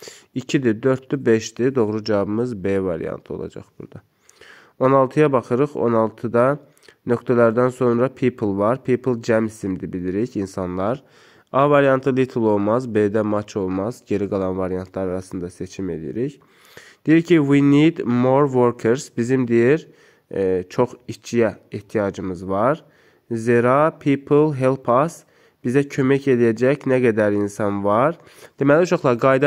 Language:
Turkish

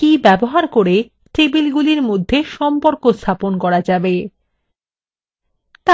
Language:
Bangla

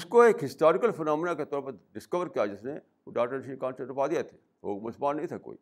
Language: Urdu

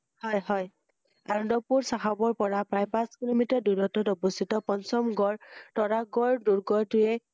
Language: Assamese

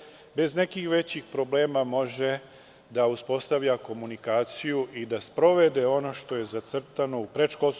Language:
Serbian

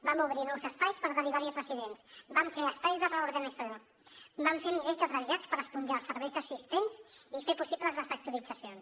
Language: Catalan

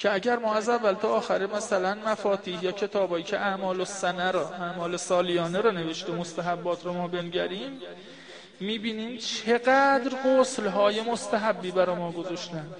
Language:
Persian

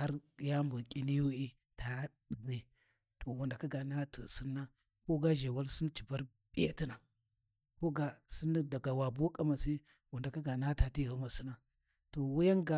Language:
Warji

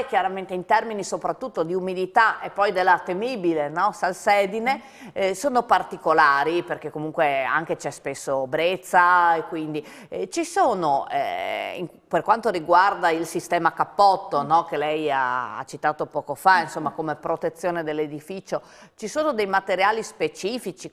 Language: Italian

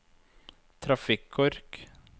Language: Norwegian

